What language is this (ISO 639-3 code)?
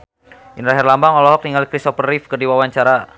sun